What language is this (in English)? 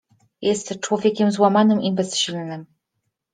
Polish